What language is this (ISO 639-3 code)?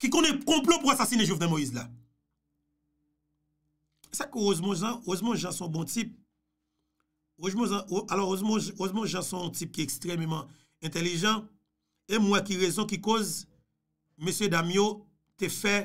fra